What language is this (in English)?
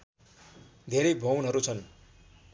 Nepali